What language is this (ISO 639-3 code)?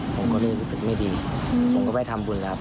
tha